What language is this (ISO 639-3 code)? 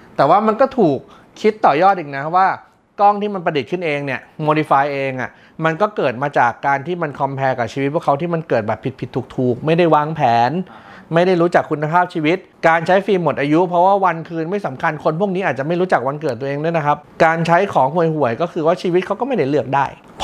tha